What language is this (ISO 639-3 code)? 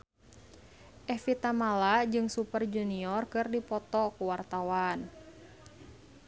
sun